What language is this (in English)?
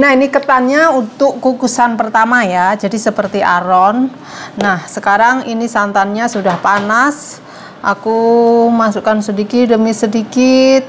Indonesian